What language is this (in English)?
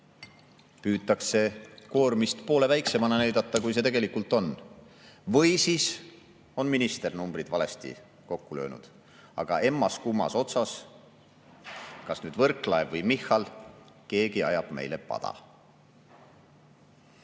Estonian